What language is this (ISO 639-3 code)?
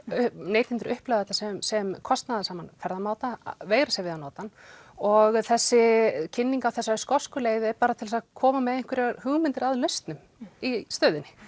isl